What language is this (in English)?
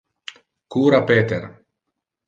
Interlingua